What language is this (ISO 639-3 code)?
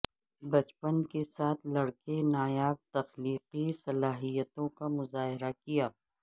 urd